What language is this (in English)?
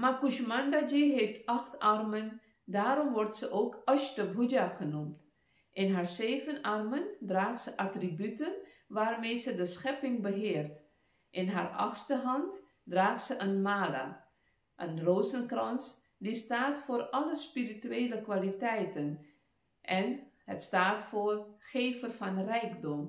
Dutch